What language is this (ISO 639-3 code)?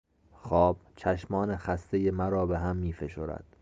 fas